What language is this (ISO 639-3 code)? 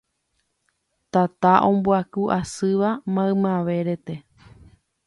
grn